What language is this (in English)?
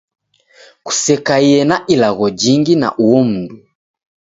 Taita